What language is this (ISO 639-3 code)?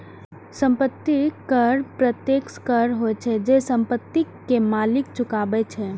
mai